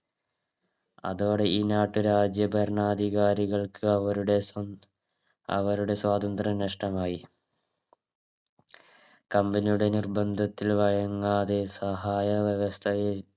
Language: Malayalam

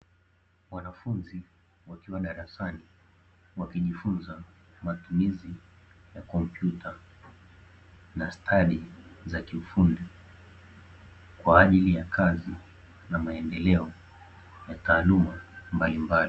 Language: Swahili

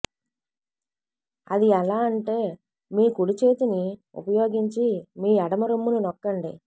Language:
Telugu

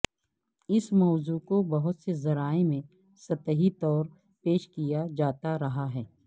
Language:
Urdu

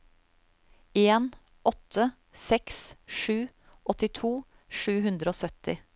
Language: Norwegian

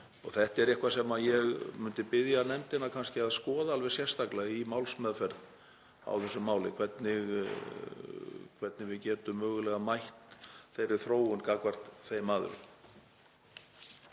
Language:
Icelandic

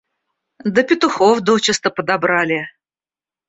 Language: Russian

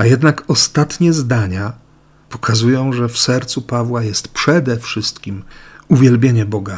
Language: Polish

